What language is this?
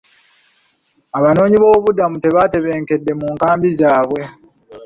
Ganda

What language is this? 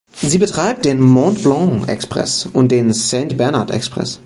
German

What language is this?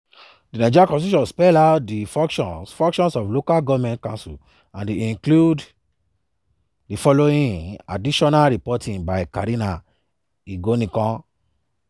Nigerian Pidgin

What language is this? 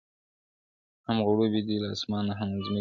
Pashto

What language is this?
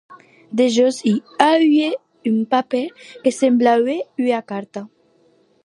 Occitan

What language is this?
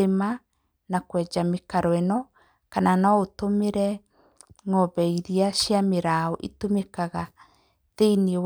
Kikuyu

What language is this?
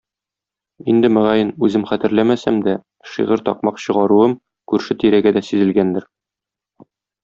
Tatar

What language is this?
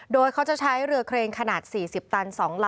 Thai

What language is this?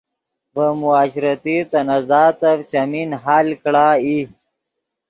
Yidgha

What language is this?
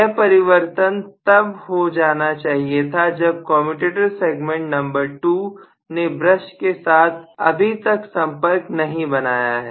Hindi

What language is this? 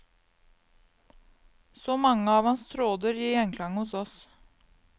Norwegian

